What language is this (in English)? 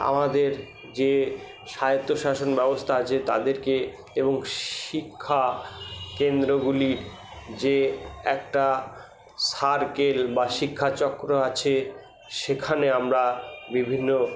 Bangla